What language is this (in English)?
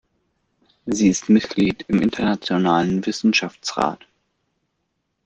German